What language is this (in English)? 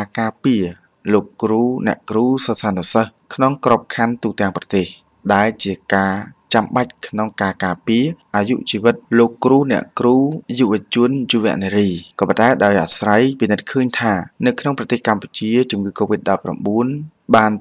Thai